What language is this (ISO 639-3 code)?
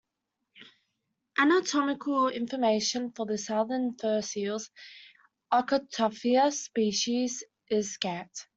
eng